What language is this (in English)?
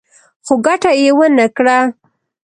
Pashto